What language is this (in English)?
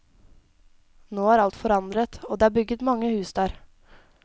Norwegian